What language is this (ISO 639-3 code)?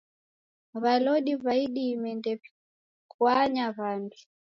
dav